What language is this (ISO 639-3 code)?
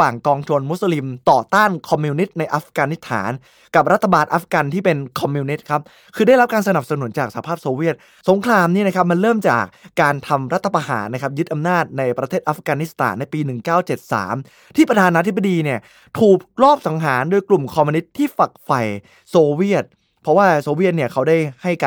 tha